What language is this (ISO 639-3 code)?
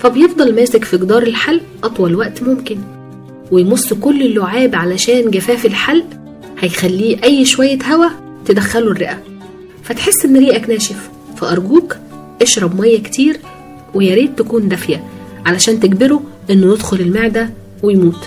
ara